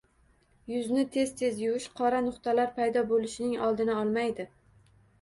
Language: Uzbek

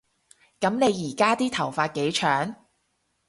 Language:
Cantonese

